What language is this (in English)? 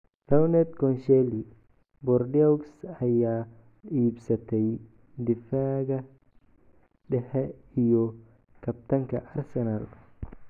Somali